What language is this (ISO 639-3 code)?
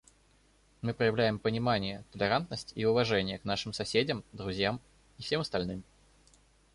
rus